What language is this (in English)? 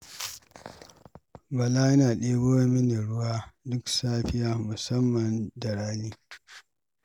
Hausa